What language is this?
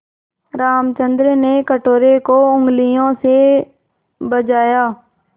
Hindi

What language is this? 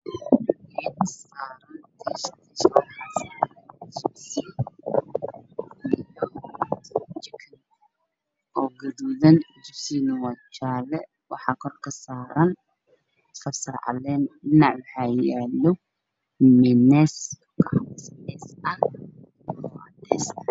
Somali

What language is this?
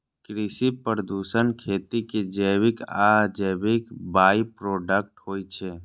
Maithili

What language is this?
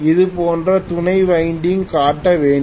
Tamil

